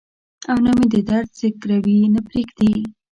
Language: Pashto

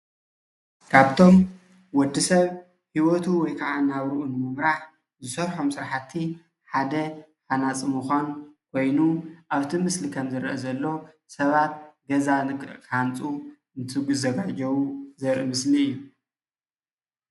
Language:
Tigrinya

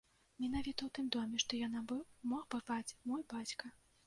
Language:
Belarusian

